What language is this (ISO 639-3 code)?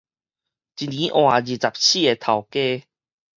nan